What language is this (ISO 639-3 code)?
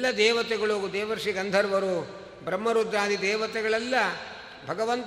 kan